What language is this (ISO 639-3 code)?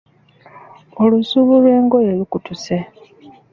lug